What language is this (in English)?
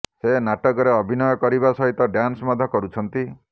Odia